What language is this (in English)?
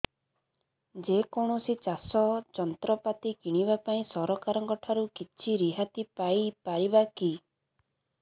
Odia